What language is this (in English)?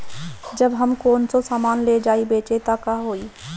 Bhojpuri